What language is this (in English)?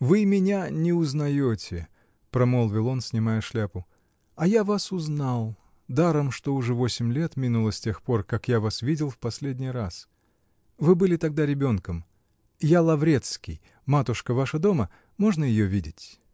Russian